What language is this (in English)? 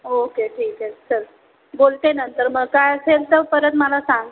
Marathi